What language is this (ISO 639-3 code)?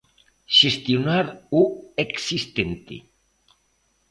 glg